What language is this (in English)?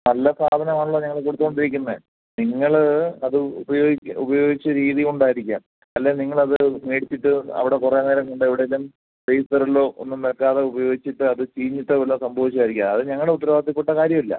Malayalam